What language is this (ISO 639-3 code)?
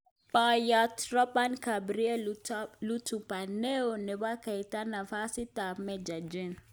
kln